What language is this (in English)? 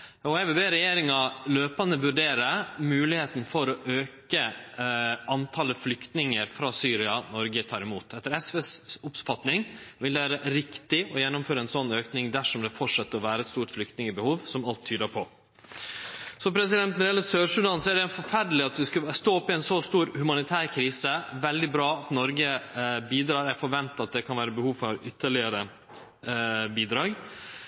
Norwegian Nynorsk